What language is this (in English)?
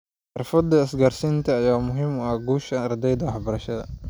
Somali